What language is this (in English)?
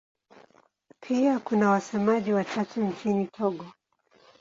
Swahili